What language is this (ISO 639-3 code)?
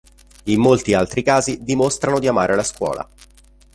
ita